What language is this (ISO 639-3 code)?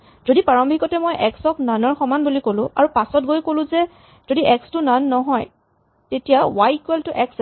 asm